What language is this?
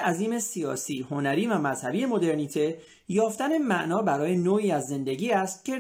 Persian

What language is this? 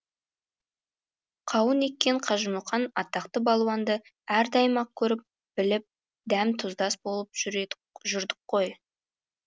Kazakh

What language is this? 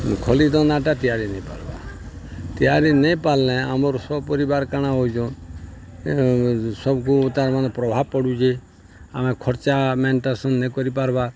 Odia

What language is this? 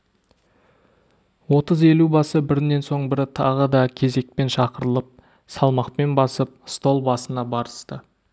Kazakh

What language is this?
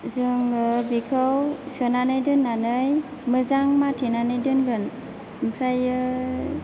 Bodo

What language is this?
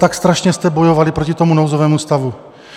Czech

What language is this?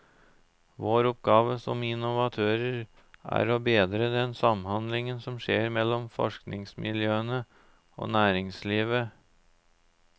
Norwegian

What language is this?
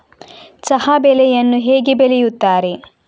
Kannada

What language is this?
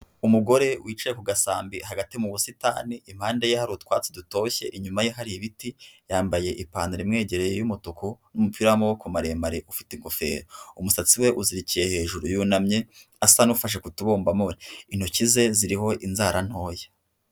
Kinyarwanda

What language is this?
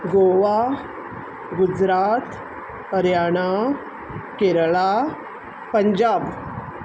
Konkani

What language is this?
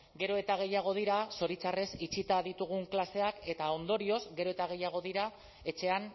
Basque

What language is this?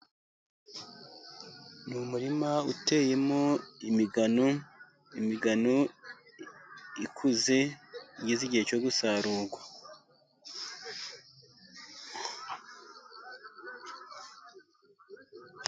Kinyarwanda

